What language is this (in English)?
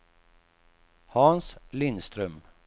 Swedish